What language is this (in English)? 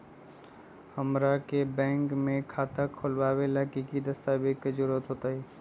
Magahi